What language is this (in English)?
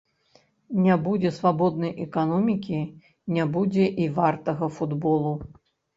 Belarusian